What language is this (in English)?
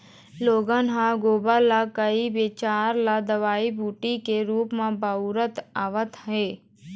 Chhattisgarhi